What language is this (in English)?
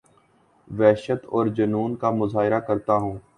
Urdu